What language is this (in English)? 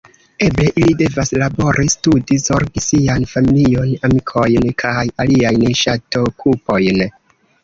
Esperanto